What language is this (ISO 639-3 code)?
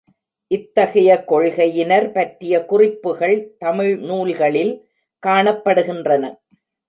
tam